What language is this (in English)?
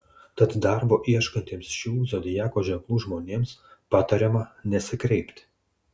Lithuanian